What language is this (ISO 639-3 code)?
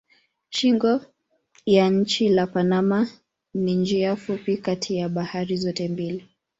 swa